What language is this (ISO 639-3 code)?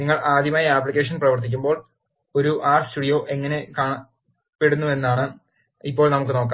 mal